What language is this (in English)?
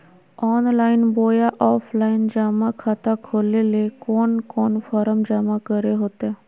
Magahi